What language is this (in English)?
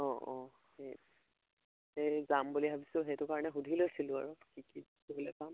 Assamese